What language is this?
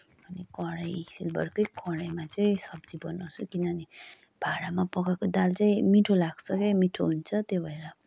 Nepali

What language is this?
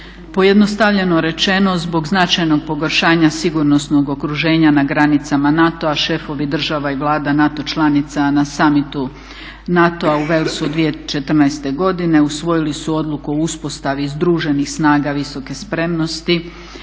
Croatian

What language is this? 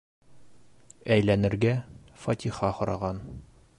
Bashkir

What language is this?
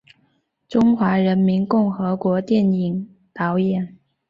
Chinese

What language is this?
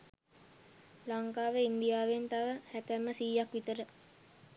Sinhala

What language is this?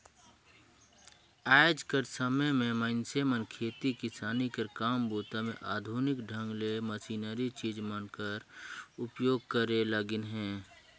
Chhattisgarhi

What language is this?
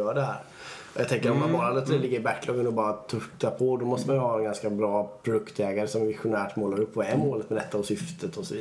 Swedish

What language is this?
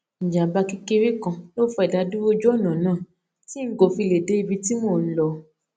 Yoruba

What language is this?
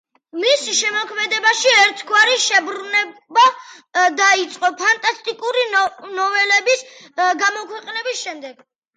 Georgian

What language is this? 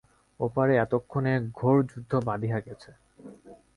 Bangla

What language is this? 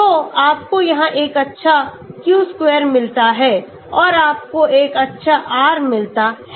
Hindi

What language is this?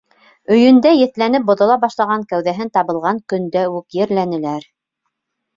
Bashkir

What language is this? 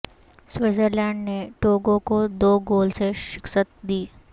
Urdu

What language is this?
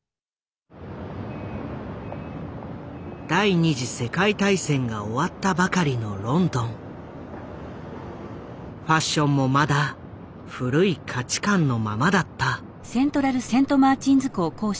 Japanese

